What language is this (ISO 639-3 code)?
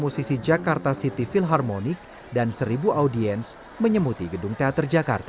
ind